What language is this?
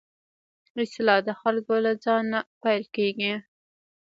Pashto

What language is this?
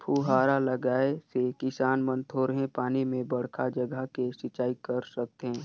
Chhattisgarhi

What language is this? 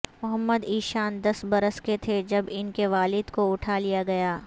Urdu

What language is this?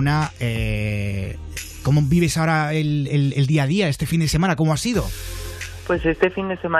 Spanish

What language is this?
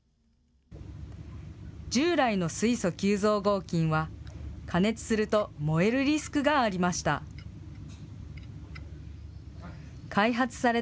Japanese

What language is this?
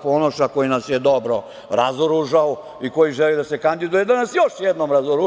Serbian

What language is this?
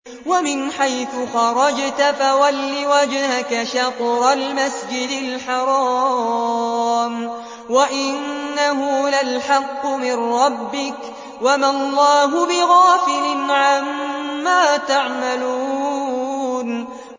Arabic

